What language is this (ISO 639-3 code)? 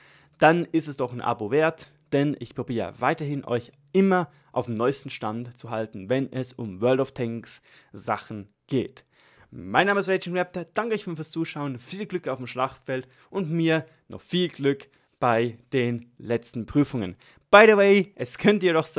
deu